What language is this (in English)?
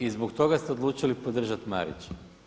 Croatian